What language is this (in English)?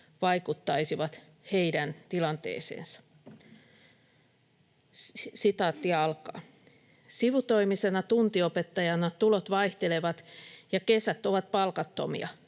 Finnish